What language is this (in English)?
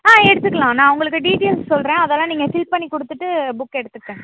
Tamil